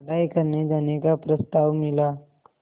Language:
Hindi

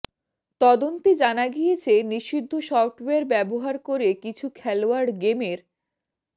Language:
Bangla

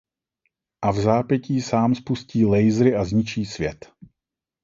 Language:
Czech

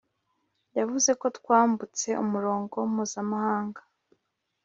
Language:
Kinyarwanda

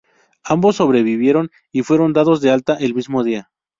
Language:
Spanish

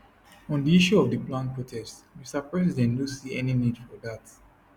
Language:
Nigerian Pidgin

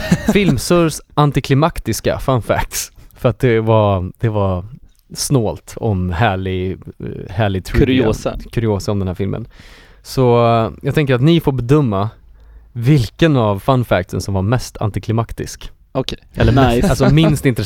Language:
Swedish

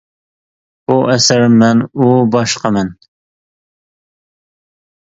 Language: Uyghur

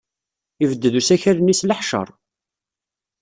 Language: Kabyle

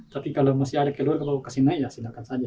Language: Indonesian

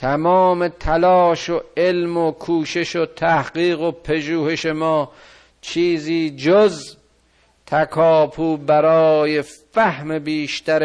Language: Persian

